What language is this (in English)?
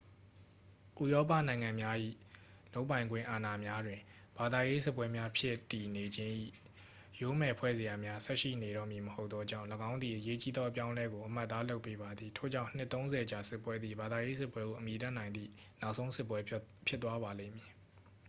Burmese